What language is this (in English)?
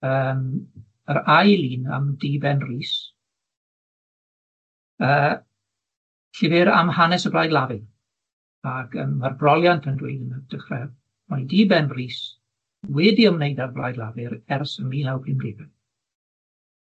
Welsh